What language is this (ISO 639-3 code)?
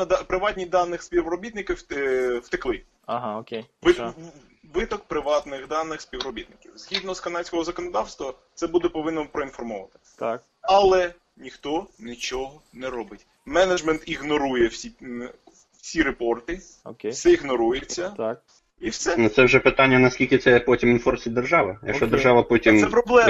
ukr